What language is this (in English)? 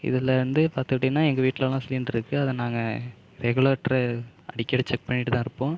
Tamil